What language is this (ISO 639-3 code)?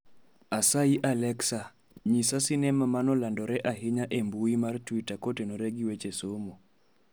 luo